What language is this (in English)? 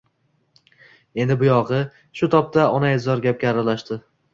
Uzbek